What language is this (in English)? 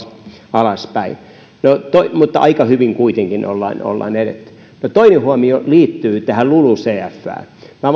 Finnish